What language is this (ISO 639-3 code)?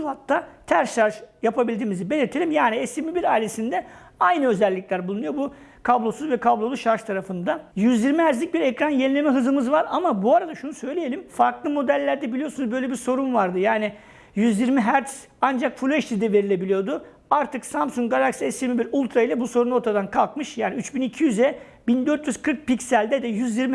tur